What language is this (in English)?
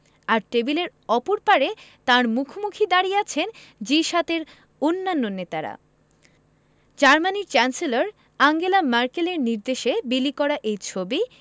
Bangla